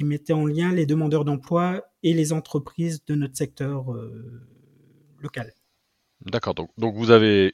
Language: French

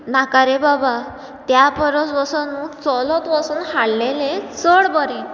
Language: Konkani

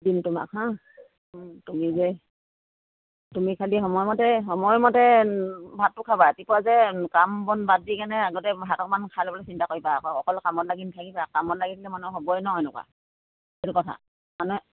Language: Assamese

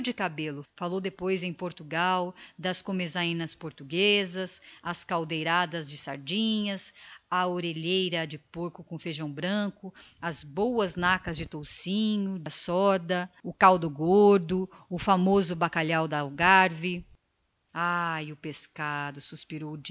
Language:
Portuguese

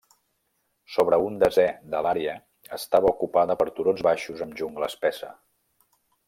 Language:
Catalan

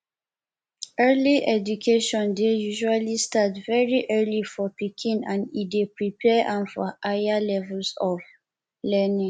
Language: Nigerian Pidgin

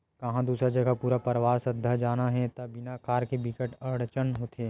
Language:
Chhattisgarhi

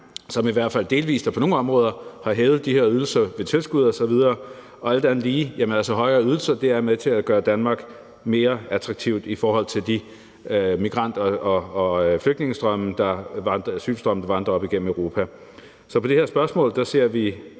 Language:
Danish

